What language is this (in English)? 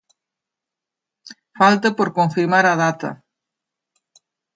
Galician